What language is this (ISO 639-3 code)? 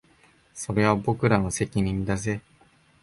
jpn